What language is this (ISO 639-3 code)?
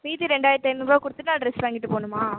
tam